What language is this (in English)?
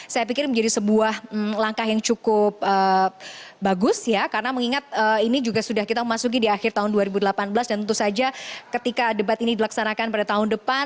Indonesian